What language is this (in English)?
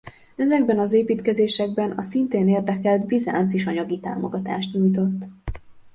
Hungarian